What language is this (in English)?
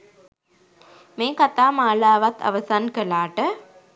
Sinhala